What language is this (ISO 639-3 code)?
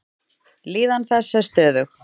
isl